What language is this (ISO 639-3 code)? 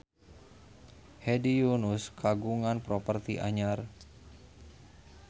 sun